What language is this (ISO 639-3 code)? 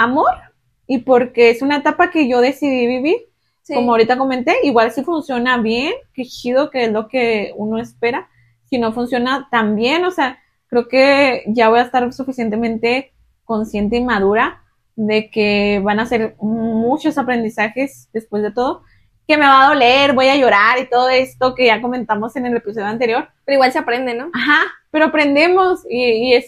spa